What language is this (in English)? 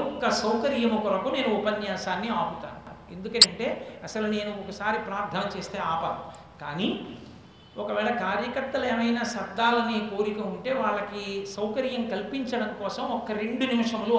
Telugu